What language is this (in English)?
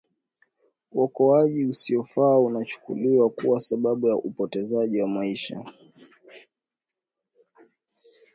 Swahili